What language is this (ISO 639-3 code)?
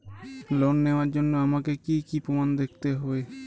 ben